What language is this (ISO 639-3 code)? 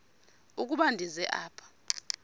xho